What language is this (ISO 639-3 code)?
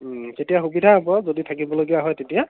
asm